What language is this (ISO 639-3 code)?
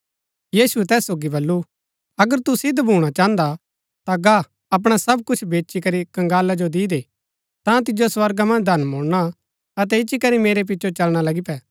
gbk